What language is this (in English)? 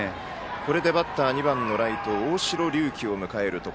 Japanese